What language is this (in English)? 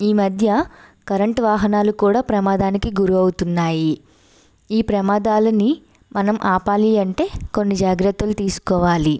Telugu